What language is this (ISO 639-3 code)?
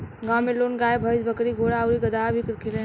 bho